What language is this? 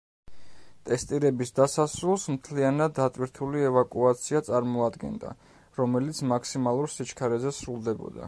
Georgian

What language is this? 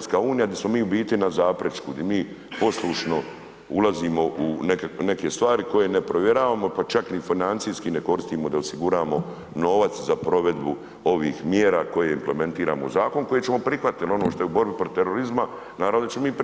Croatian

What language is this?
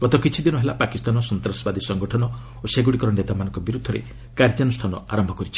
Odia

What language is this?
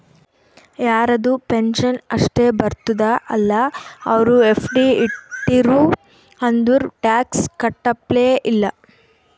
Kannada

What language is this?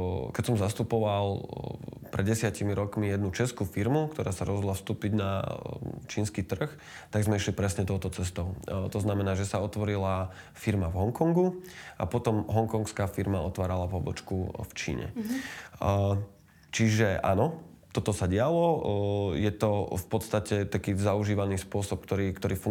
Slovak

